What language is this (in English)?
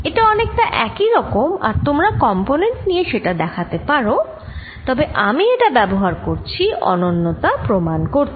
Bangla